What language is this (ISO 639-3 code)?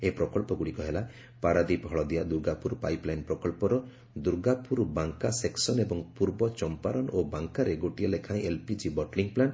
ori